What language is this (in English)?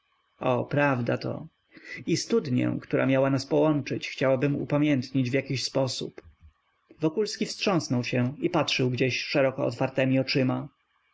Polish